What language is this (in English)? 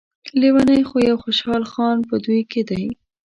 Pashto